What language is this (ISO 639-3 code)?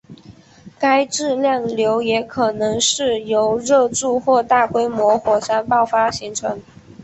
zho